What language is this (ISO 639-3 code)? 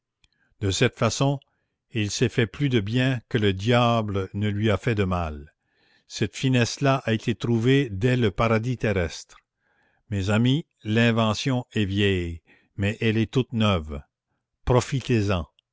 fra